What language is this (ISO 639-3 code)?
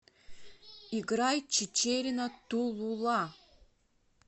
rus